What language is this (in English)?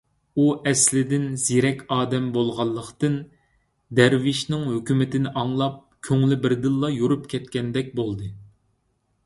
Uyghur